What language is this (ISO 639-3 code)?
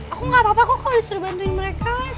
ind